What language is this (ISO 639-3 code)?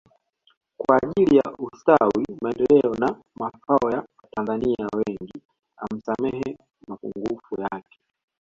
swa